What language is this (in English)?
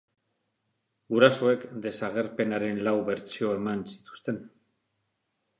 Basque